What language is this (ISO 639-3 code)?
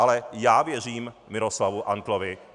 ces